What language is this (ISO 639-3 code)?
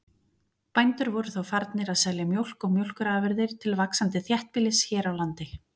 isl